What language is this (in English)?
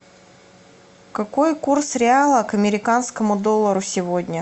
Russian